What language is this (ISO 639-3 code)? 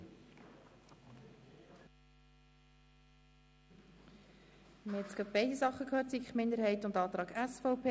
gsw